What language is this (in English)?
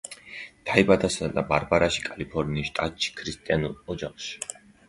Georgian